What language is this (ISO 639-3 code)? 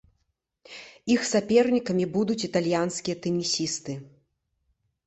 bel